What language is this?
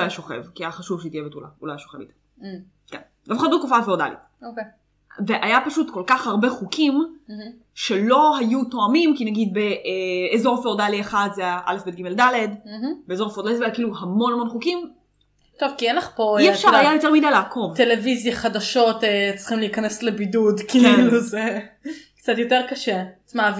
Hebrew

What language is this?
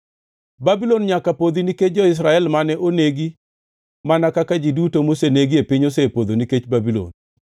Luo (Kenya and Tanzania)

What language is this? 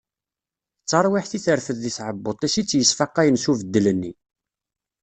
Kabyle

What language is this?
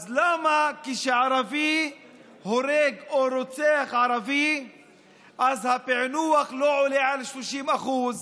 Hebrew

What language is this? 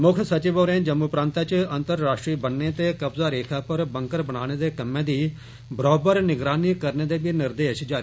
Dogri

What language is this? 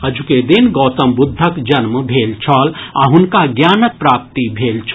Maithili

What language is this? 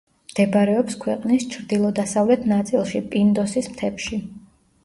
Georgian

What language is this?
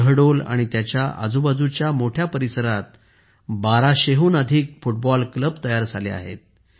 Marathi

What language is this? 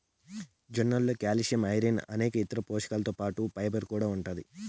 Telugu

